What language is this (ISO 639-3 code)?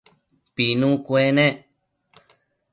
mcf